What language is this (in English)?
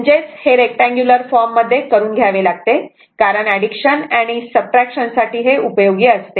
Marathi